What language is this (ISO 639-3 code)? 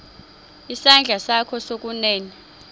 xho